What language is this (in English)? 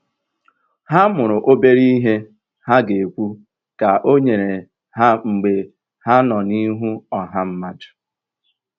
Igbo